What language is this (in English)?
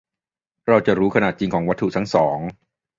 Thai